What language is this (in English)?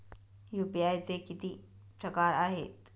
Marathi